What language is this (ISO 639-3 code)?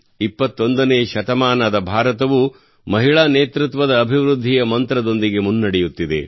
kan